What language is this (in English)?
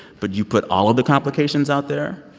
English